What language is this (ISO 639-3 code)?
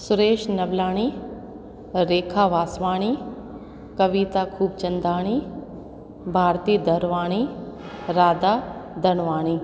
snd